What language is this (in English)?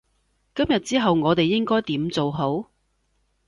Cantonese